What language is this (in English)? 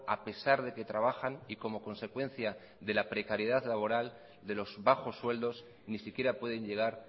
Spanish